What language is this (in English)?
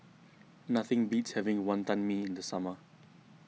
English